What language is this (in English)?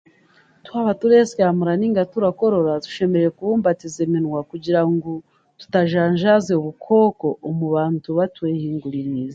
Chiga